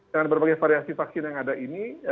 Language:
Indonesian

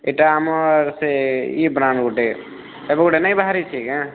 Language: Odia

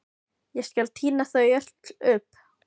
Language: Icelandic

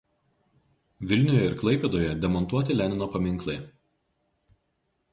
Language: Lithuanian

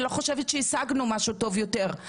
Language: Hebrew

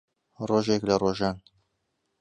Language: Central Kurdish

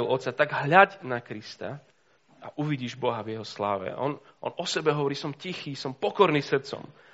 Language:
Slovak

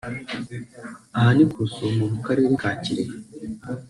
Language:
Kinyarwanda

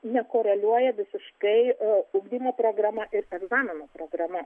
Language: Lithuanian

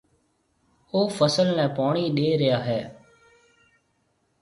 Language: Marwari (Pakistan)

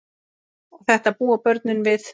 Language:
Icelandic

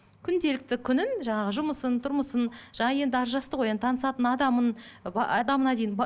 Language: Kazakh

